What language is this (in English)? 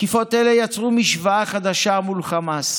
Hebrew